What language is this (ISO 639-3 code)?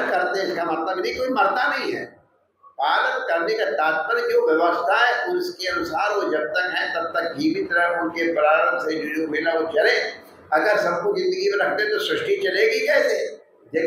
hin